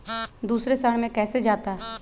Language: Magahi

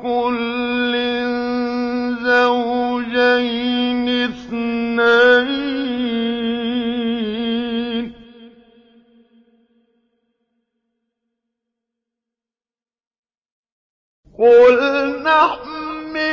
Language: Arabic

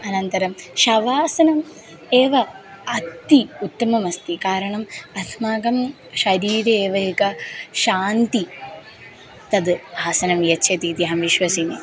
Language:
Sanskrit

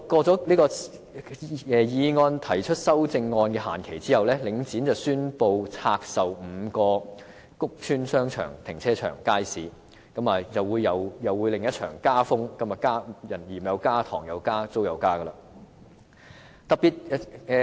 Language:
Cantonese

